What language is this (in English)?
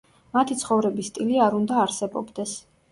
Georgian